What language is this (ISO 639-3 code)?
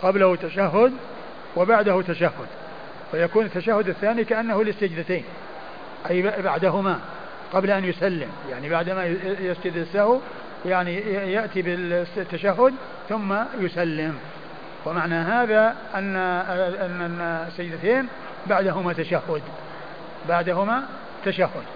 ara